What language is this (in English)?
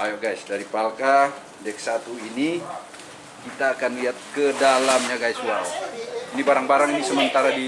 Indonesian